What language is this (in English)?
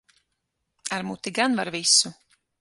Latvian